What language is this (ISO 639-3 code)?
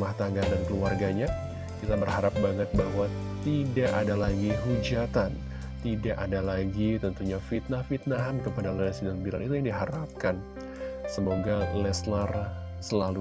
ind